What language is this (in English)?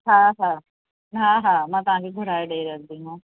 Sindhi